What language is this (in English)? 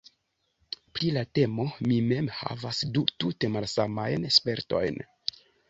Esperanto